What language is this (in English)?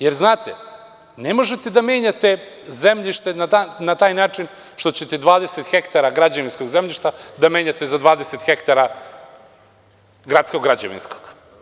Serbian